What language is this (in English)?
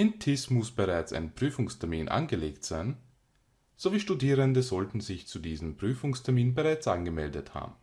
German